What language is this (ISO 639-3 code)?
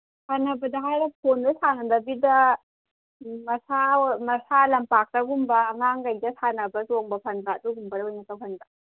mni